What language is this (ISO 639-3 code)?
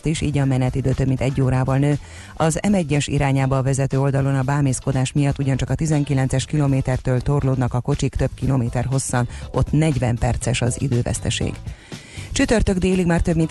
hun